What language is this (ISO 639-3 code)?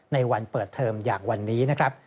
tha